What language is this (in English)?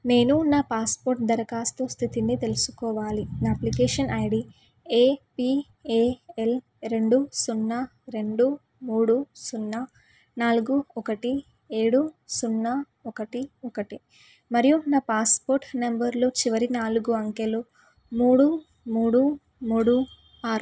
Telugu